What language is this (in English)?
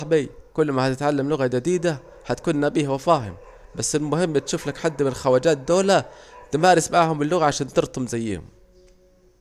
Saidi Arabic